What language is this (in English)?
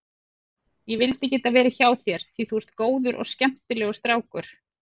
Icelandic